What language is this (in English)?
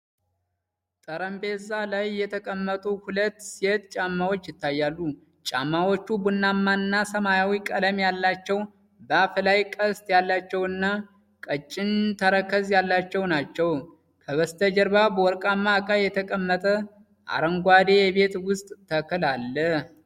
Amharic